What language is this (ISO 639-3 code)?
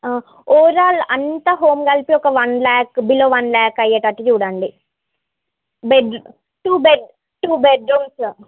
tel